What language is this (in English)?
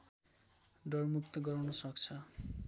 Nepali